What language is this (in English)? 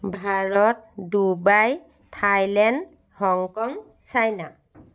Assamese